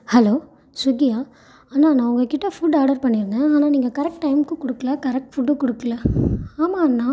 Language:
Tamil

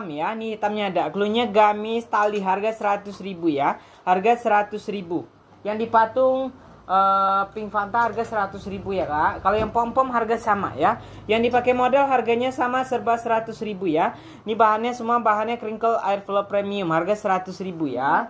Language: Indonesian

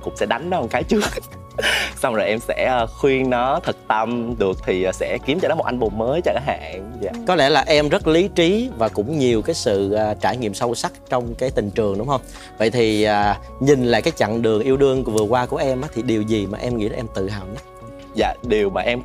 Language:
Vietnamese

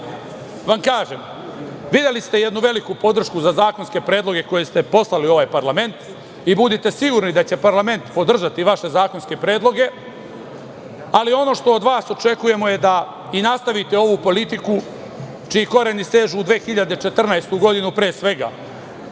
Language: Serbian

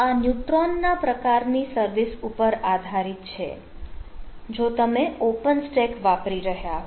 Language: Gujarati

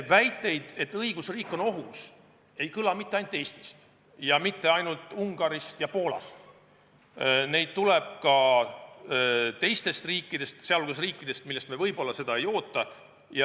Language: Estonian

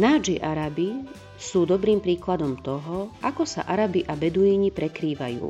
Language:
Slovak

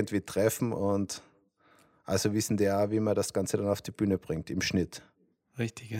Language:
German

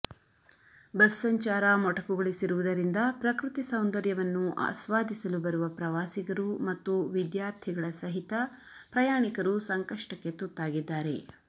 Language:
Kannada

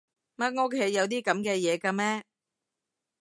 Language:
Cantonese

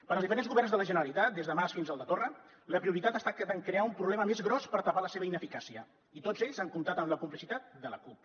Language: Catalan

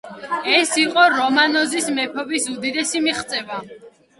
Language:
Georgian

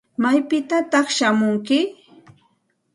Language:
Santa Ana de Tusi Pasco Quechua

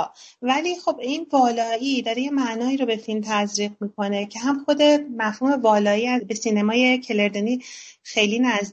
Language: Persian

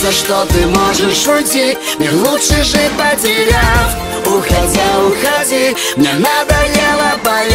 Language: Russian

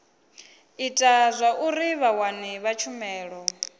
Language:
Venda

